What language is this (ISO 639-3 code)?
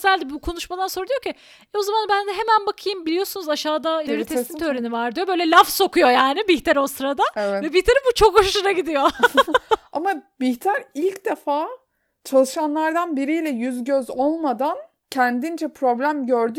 tur